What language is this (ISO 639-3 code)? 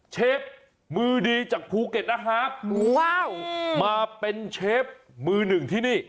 tha